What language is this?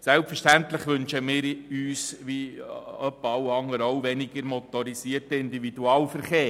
Swiss German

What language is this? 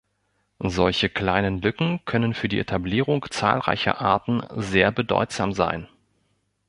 German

